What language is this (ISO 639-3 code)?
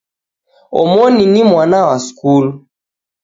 dav